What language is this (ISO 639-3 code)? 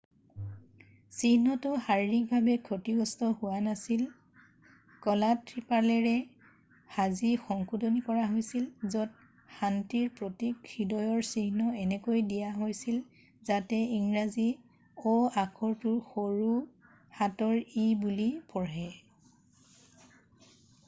asm